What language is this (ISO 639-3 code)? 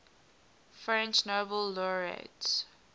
eng